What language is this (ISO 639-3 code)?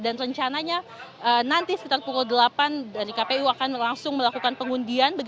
ind